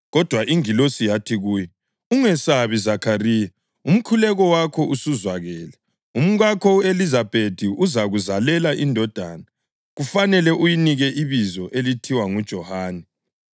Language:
North Ndebele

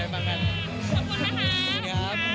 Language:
Thai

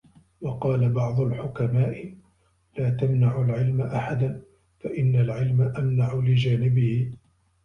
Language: Arabic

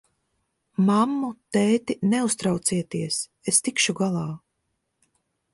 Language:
Latvian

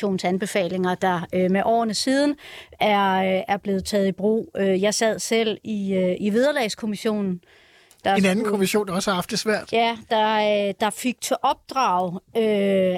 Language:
Danish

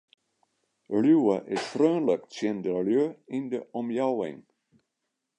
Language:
Western Frisian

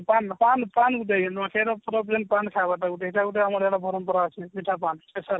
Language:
Odia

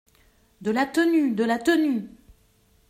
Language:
French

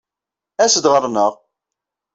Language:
Kabyle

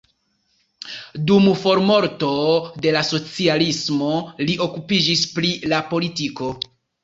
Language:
Esperanto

